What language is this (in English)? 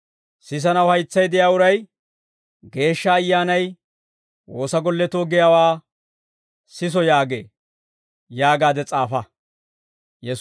Dawro